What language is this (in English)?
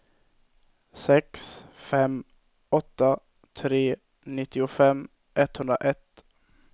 Swedish